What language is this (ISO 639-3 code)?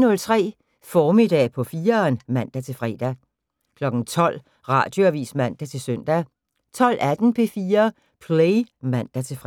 dan